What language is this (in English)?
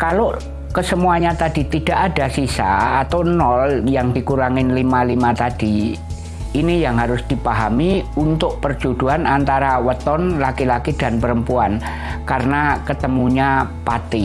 Indonesian